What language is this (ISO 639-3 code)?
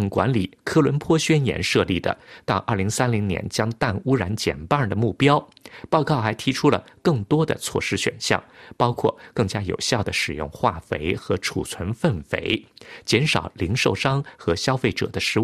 zho